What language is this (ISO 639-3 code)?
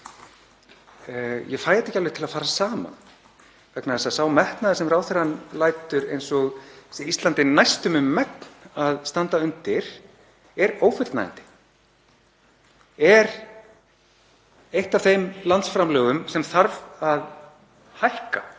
isl